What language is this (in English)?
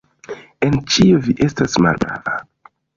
Esperanto